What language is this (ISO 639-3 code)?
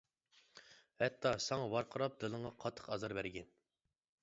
uig